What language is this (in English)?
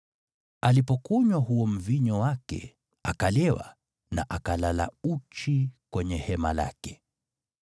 Swahili